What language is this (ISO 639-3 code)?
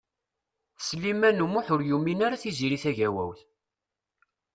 kab